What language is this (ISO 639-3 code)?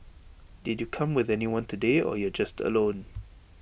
eng